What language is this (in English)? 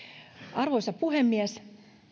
Finnish